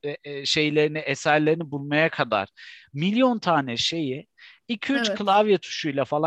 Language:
Turkish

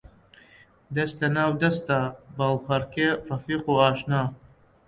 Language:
Central Kurdish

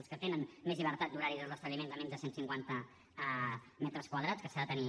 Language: Catalan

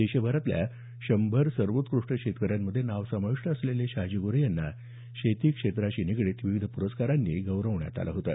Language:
Marathi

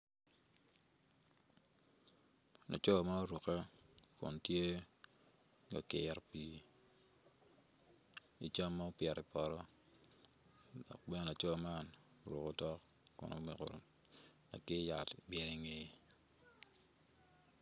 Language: Acoli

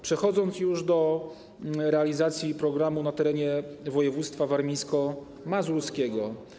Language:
Polish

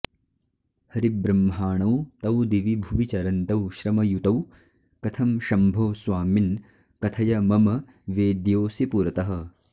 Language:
Sanskrit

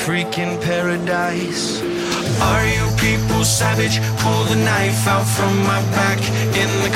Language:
Russian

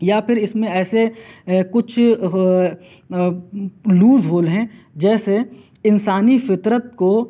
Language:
Urdu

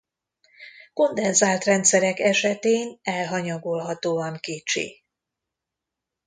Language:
Hungarian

